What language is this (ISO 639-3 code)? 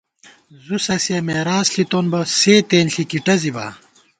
gwt